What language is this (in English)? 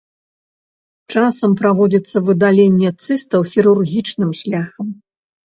Belarusian